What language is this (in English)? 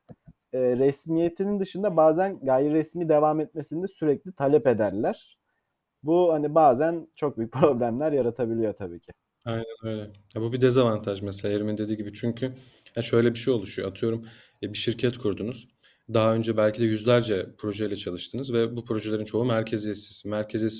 Turkish